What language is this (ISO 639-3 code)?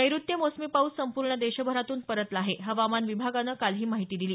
mar